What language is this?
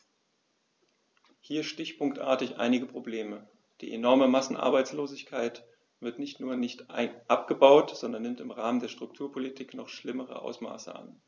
German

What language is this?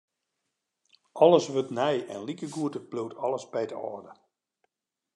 Western Frisian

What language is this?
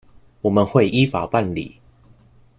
Chinese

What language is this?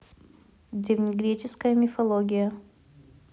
Russian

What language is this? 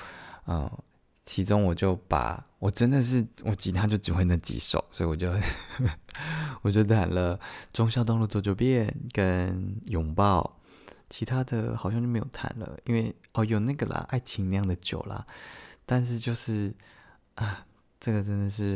Chinese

